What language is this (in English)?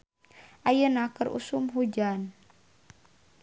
Sundanese